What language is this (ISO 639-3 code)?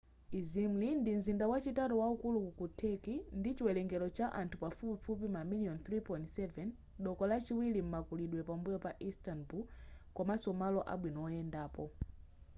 nya